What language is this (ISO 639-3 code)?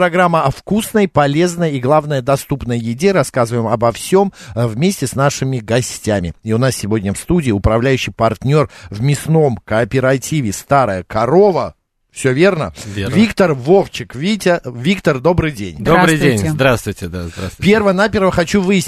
rus